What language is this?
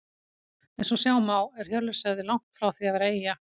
Icelandic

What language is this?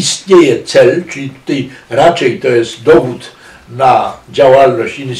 Polish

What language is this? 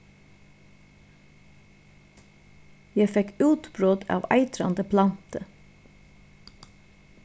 Faroese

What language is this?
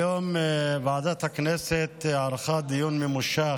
Hebrew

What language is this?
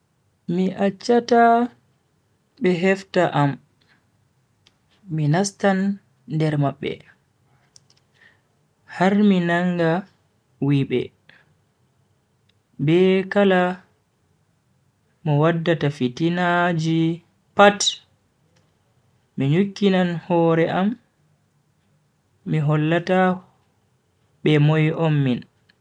Bagirmi Fulfulde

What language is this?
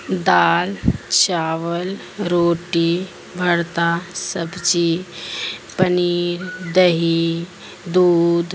Urdu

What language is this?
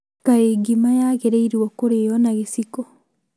Kikuyu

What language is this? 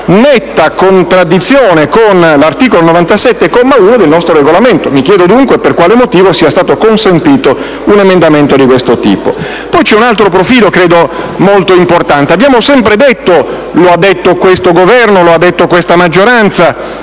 Italian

